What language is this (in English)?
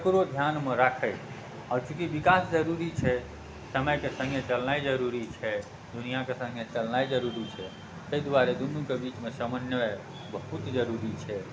Maithili